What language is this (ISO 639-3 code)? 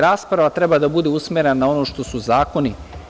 srp